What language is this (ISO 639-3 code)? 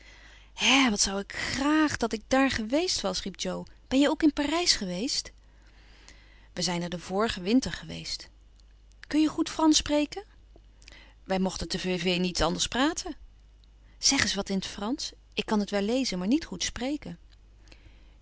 nld